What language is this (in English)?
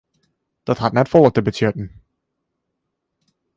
Western Frisian